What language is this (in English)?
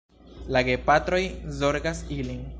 Esperanto